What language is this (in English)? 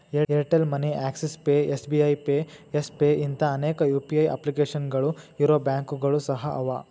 Kannada